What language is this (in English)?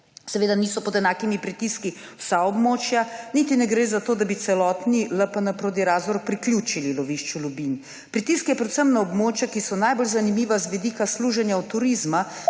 Slovenian